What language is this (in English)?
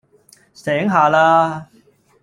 Cantonese